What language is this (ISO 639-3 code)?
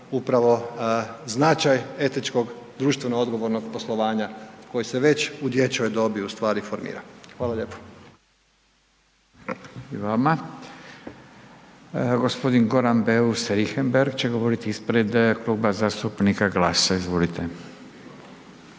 hrv